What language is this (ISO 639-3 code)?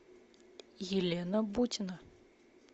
rus